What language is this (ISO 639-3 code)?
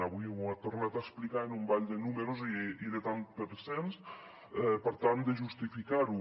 cat